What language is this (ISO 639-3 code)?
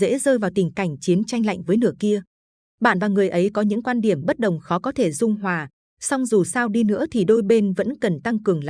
vie